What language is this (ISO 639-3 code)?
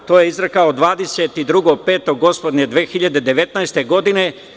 srp